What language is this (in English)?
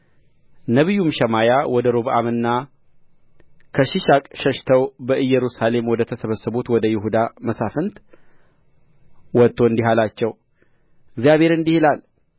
Amharic